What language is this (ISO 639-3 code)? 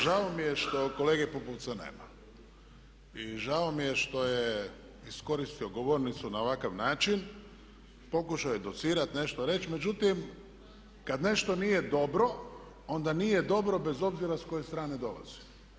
hrv